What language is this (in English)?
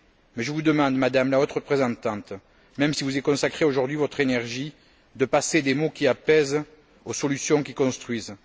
French